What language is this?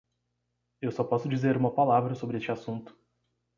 Portuguese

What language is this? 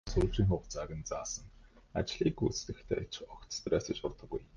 Mongolian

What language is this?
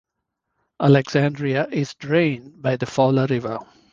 English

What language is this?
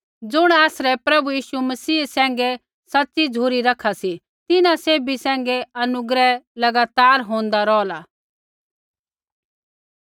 Kullu Pahari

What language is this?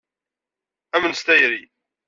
Kabyle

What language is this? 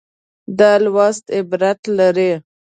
Pashto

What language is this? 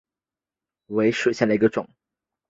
Chinese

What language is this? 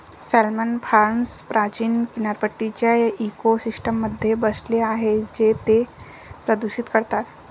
Marathi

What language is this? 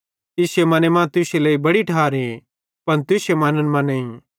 Bhadrawahi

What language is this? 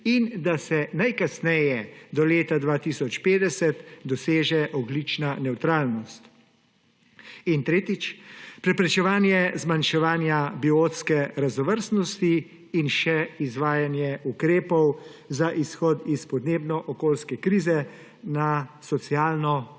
Slovenian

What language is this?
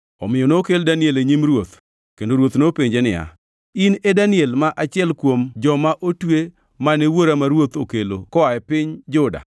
Luo (Kenya and Tanzania)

